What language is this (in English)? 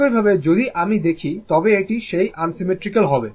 Bangla